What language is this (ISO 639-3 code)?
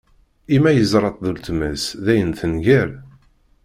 kab